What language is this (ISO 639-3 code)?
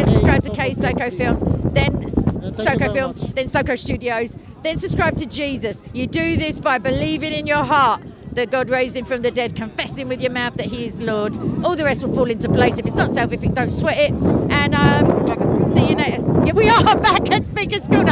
eng